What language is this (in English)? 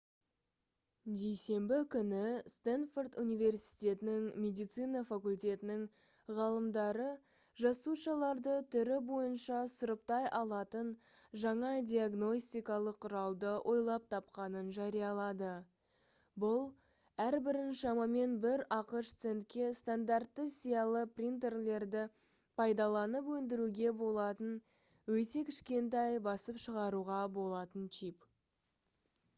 Kazakh